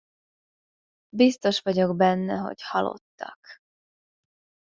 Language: Hungarian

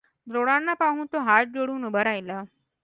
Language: Marathi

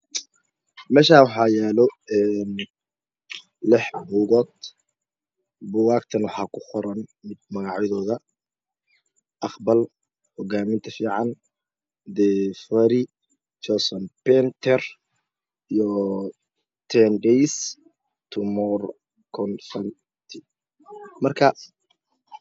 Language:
Somali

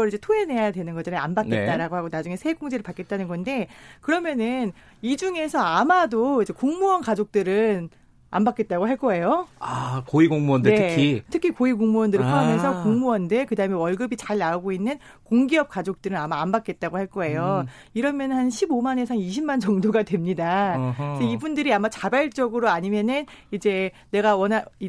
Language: Korean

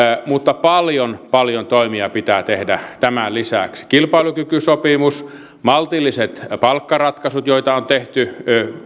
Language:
Finnish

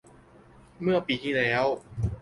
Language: Thai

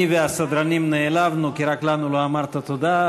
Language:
Hebrew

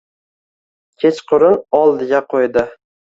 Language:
Uzbek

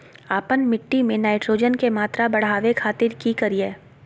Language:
Magahi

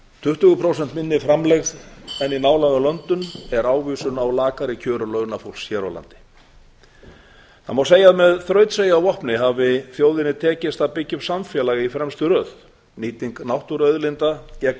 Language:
Icelandic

